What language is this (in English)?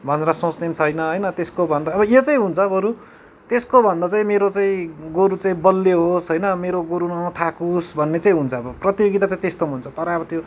Nepali